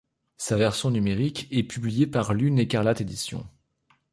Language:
French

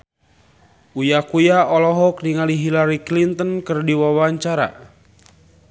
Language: Sundanese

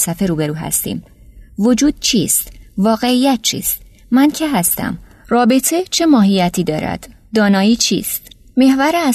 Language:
Persian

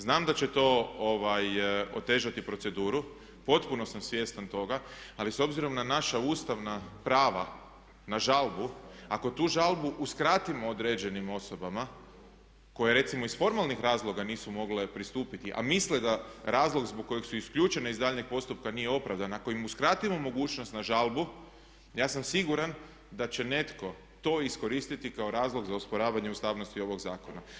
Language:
Croatian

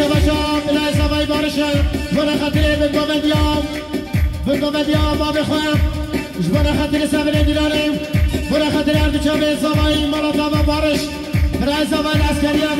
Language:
Turkish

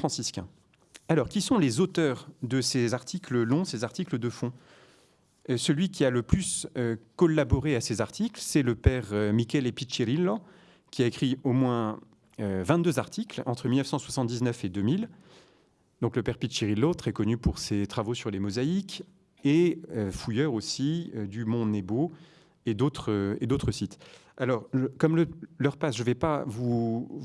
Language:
French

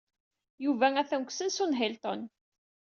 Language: Kabyle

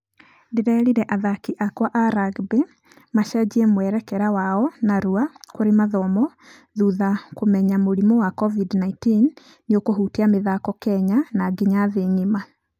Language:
Kikuyu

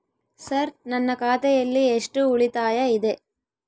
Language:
Kannada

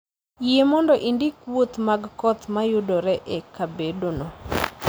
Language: Luo (Kenya and Tanzania)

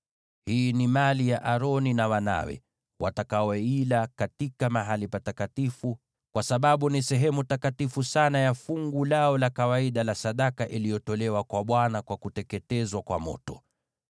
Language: Swahili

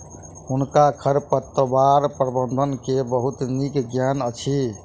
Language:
Maithili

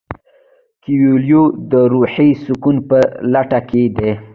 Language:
Pashto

